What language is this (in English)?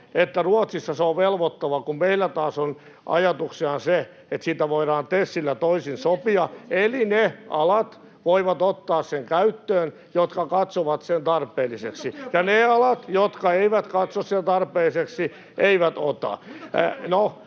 Finnish